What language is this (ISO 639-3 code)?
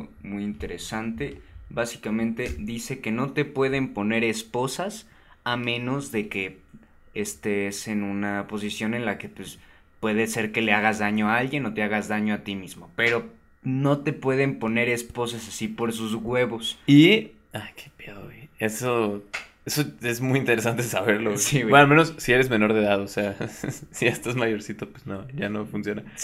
spa